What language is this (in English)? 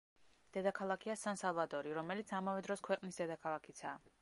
Georgian